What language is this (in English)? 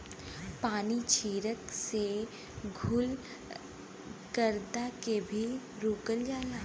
Bhojpuri